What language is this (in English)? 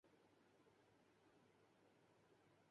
Urdu